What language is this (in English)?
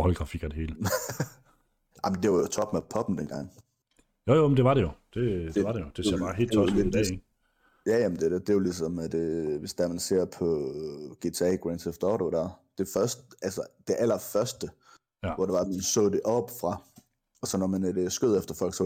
Danish